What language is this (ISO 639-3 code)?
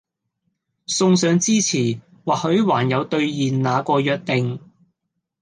yue